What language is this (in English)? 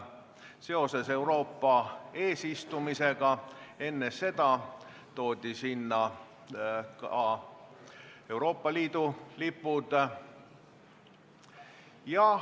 Estonian